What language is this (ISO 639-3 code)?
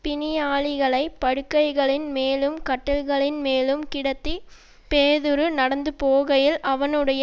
tam